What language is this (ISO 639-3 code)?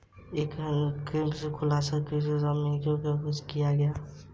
hin